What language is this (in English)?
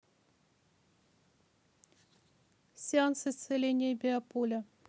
Russian